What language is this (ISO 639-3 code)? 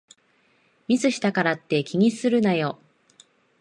jpn